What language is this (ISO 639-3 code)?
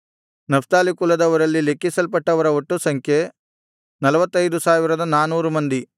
kan